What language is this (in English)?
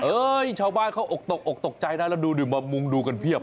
Thai